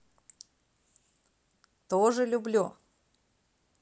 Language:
Russian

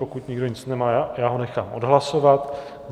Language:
Czech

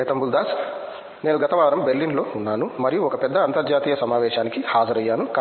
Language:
Telugu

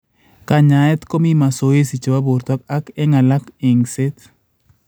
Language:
Kalenjin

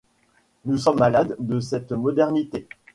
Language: French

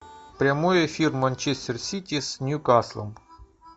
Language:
Russian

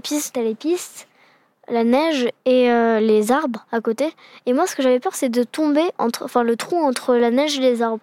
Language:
French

